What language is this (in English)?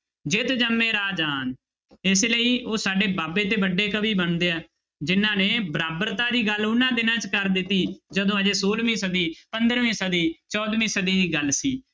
Punjabi